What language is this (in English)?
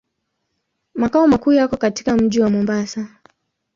Swahili